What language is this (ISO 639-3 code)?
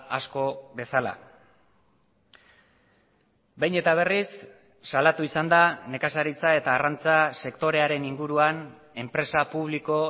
eus